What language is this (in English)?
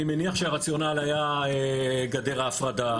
Hebrew